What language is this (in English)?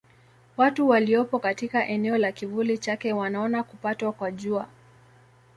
Swahili